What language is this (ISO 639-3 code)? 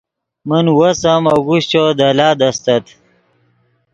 ydg